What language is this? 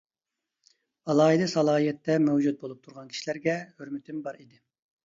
Uyghur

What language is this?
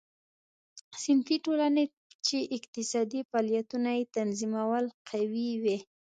Pashto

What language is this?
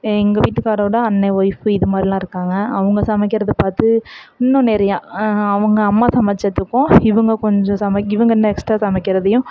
Tamil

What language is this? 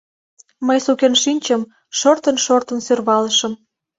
Mari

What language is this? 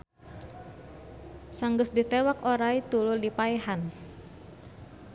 Sundanese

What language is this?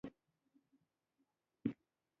Pashto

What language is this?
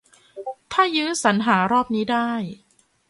Thai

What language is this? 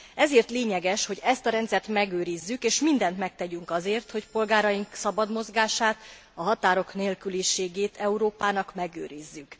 Hungarian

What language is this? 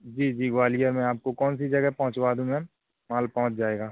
Hindi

